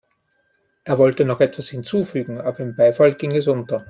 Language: German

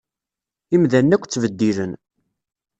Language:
Kabyle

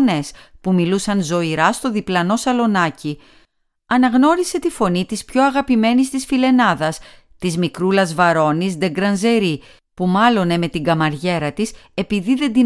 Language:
Greek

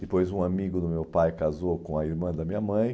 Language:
Portuguese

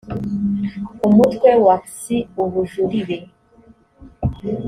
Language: Kinyarwanda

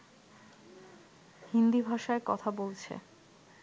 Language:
Bangla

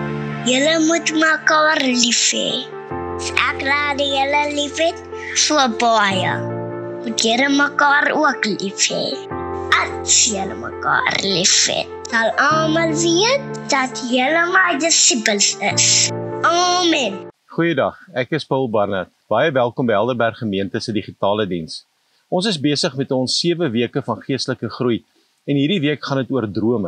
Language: Dutch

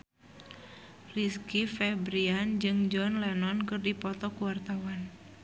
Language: Sundanese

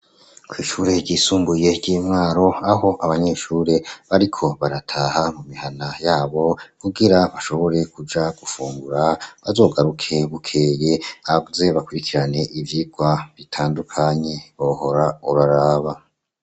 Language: Rundi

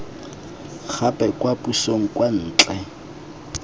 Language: Tswana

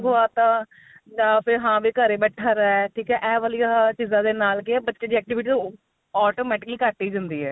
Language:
Punjabi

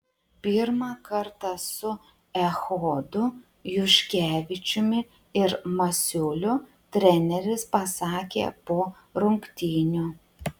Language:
Lithuanian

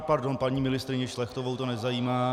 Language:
Czech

